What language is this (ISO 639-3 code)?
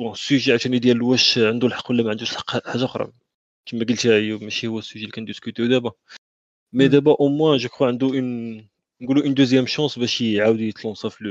ara